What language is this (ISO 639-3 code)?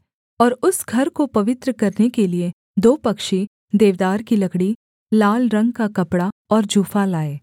hin